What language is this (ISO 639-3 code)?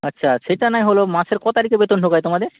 ben